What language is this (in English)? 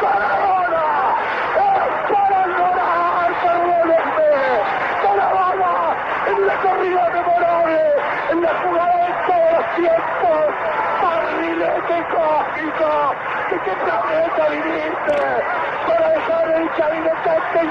Bulgarian